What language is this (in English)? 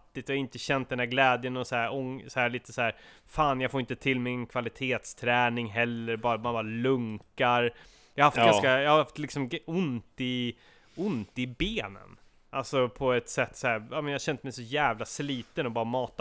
Swedish